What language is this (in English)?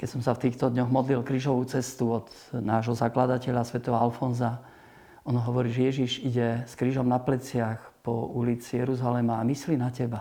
Slovak